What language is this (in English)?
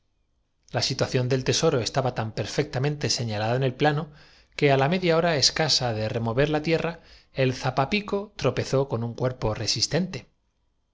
Spanish